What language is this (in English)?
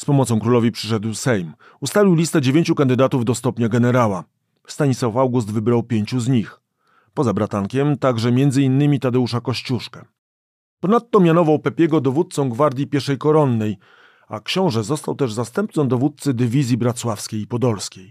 Polish